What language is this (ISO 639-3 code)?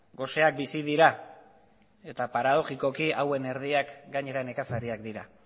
eus